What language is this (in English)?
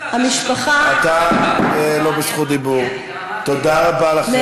Hebrew